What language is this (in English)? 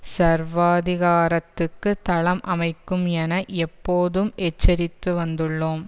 Tamil